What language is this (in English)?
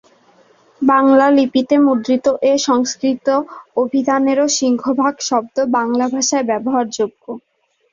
Bangla